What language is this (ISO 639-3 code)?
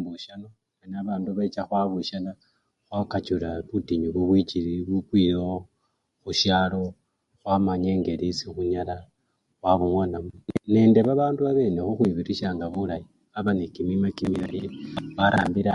luy